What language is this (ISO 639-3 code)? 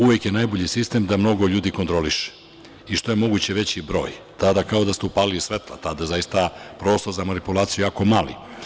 srp